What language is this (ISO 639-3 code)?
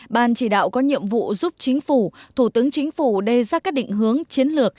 vie